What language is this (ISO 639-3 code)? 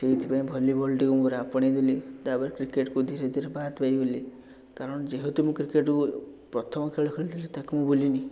ori